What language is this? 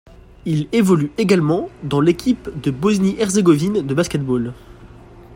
French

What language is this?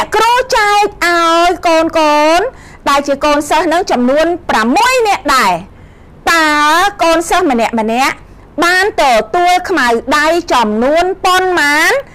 Thai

